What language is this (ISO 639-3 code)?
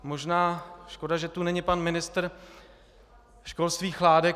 ces